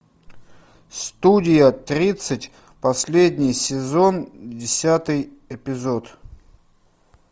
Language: Russian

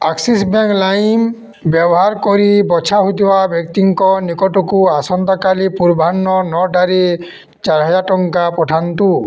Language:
Odia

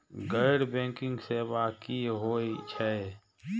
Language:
Maithili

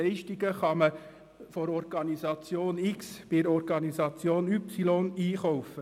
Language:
Swiss German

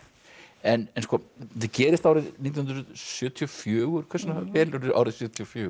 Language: Icelandic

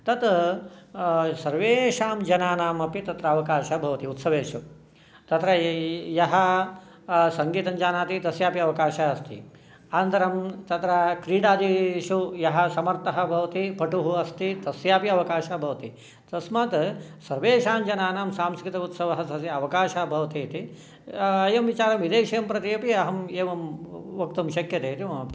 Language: Sanskrit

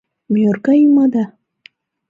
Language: Mari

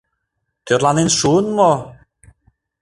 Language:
Mari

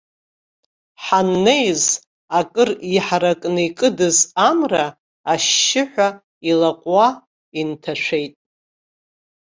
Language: Abkhazian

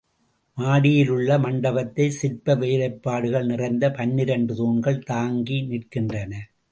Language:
Tamil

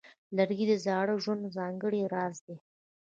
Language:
Pashto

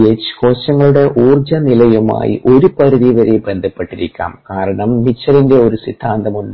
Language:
Malayalam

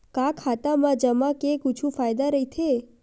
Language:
Chhattisgarhi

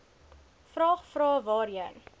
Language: Afrikaans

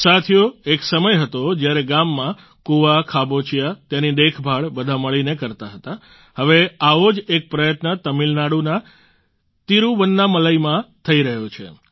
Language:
Gujarati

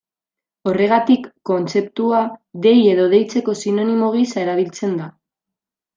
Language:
Basque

